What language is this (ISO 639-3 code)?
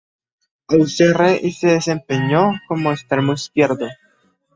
spa